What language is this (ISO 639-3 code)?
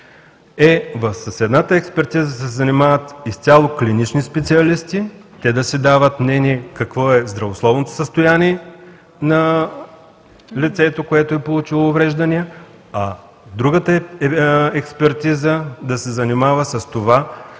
bul